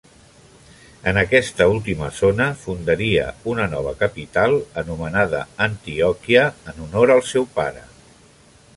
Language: Catalan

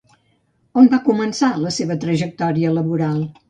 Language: Catalan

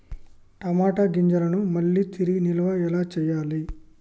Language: Telugu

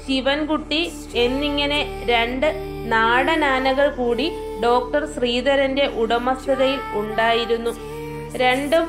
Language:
Hindi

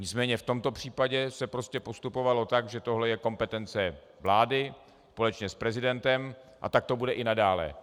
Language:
Czech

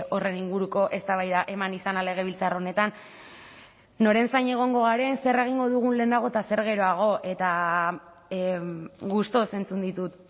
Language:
Basque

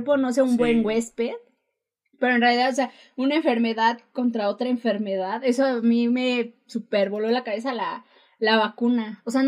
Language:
Spanish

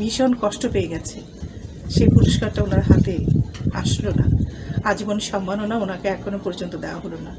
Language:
Bangla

